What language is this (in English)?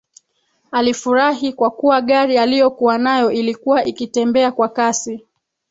Swahili